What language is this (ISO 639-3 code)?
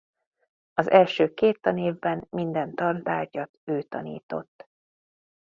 hun